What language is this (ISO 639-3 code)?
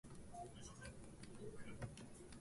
jpn